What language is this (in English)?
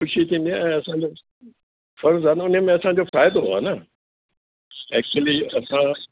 Sindhi